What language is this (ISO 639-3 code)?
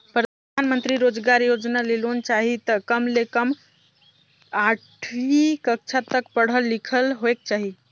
hne